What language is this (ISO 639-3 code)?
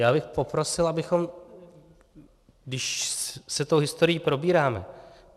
ces